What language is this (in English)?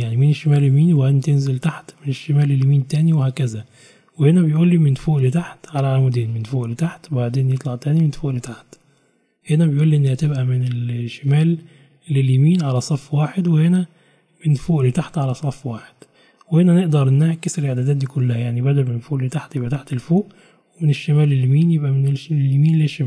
Arabic